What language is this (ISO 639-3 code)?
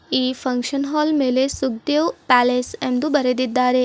kan